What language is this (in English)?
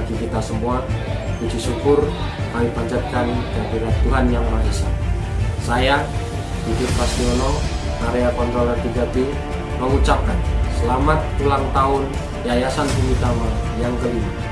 Indonesian